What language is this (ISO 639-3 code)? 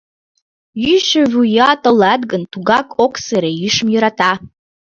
chm